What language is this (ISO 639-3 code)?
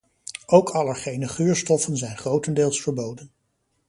nld